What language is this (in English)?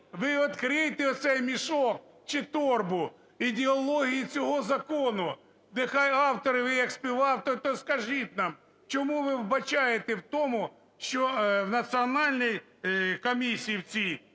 Ukrainian